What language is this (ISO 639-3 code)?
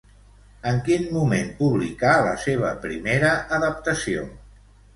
cat